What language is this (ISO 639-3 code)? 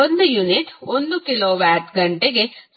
kan